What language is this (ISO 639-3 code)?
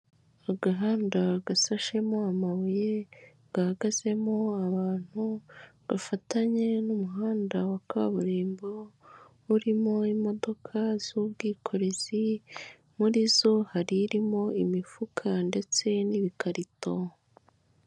kin